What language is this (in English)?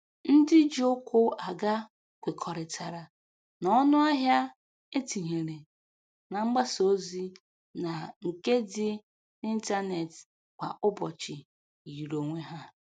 Igbo